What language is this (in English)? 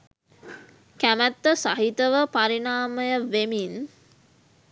Sinhala